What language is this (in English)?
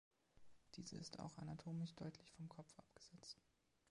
German